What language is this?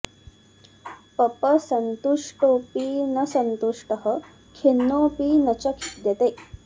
Sanskrit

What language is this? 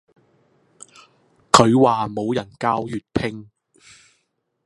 Cantonese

